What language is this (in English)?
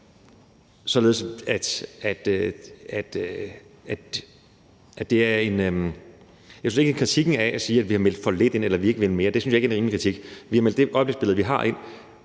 Danish